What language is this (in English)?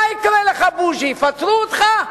Hebrew